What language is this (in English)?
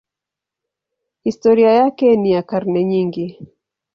Swahili